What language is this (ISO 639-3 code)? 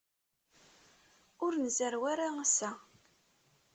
kab